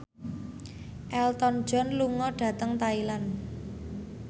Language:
Javanese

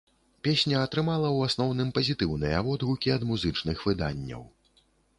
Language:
Belarusian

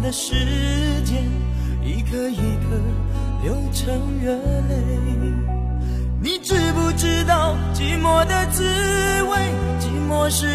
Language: Chinese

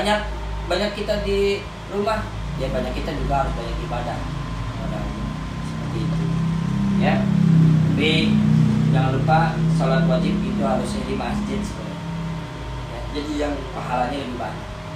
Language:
Indonesian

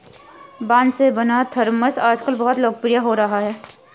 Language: Hindi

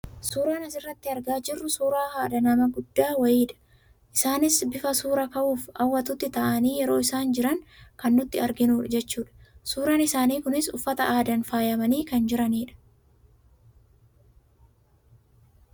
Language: Oromo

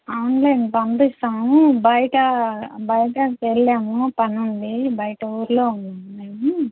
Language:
Telugu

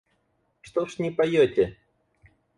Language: Russian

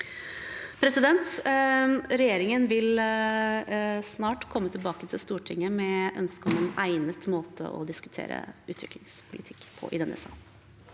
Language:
Norwegian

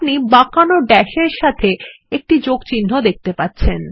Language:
Bangla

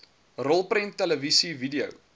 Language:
Afrikaans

